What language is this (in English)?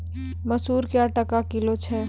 Maithili